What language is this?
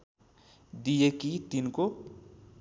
Nepali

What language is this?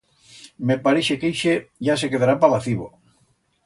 Aragonese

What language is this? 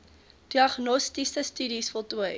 Afrikaans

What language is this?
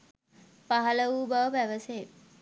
Sinhala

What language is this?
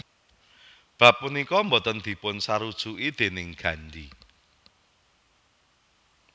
Javanese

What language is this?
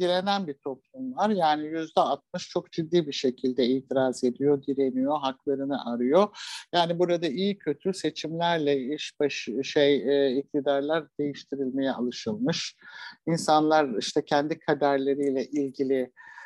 Turkish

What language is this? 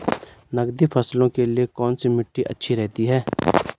Hindi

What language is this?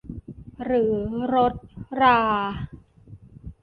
Thai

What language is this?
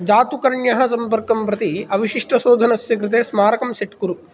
Sanskrit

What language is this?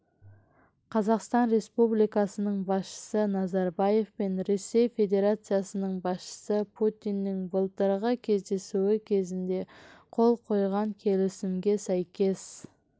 Kazakh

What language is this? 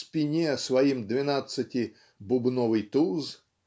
Russian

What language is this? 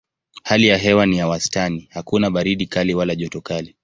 Swahili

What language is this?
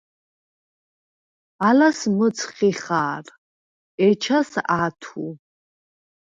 Svan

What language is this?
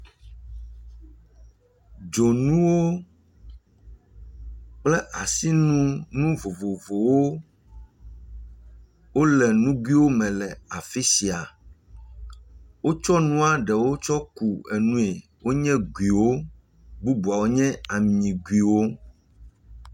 Ewe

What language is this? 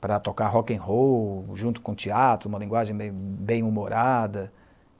Portuguese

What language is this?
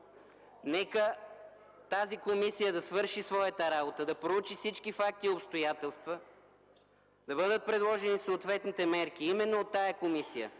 Bulgarian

